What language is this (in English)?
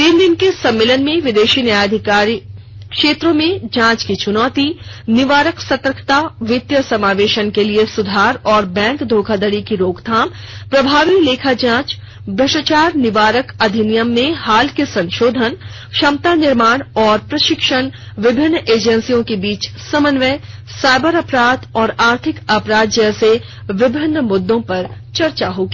Hindi